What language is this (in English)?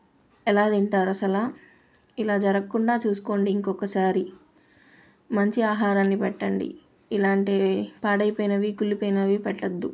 Telugu